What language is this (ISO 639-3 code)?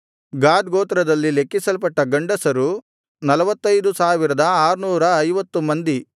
kan